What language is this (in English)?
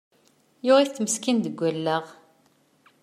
Kabyle